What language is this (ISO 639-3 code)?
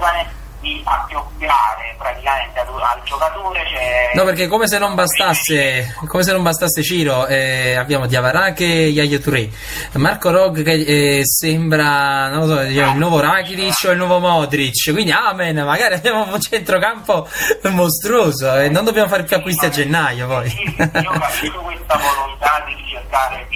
ita